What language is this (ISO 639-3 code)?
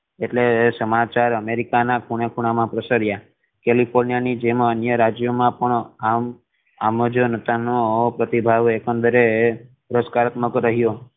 guj